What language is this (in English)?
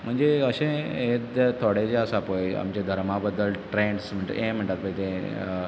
Konkani